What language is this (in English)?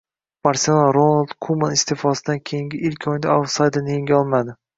Uzbek